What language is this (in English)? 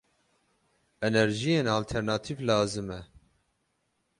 Kurdish